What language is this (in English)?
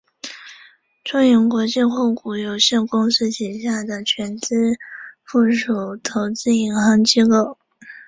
Chinese